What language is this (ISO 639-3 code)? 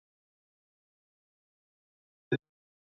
zho